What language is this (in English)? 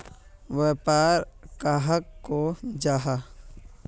Magahi